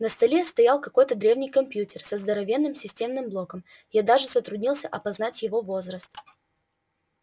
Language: Russian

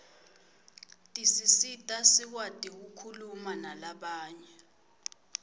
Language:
Swati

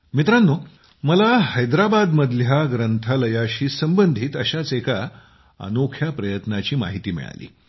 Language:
Marathi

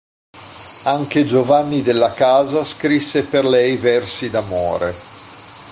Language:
Italian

